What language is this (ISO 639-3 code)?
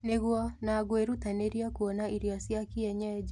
kik